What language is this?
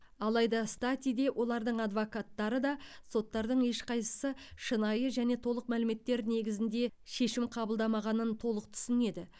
Kazakh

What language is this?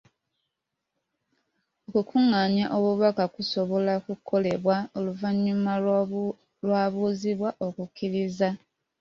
Ganda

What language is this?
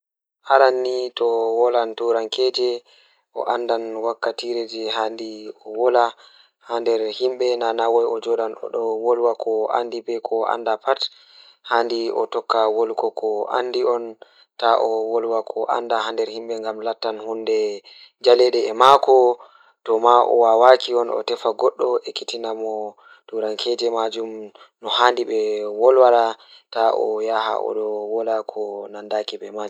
Fula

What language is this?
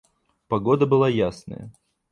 Russian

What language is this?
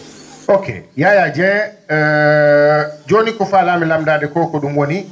Fula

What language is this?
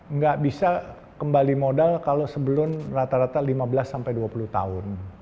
Indonesian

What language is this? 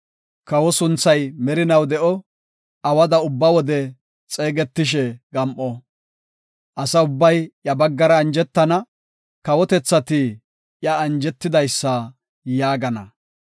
Gofa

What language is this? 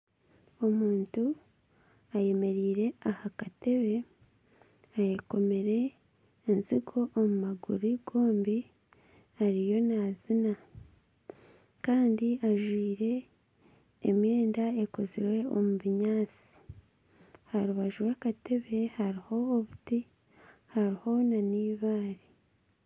Nyankole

